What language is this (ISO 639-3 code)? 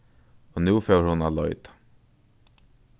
fao